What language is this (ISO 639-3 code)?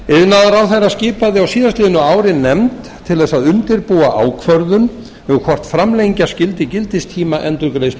isl